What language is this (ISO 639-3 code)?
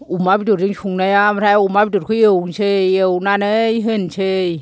brx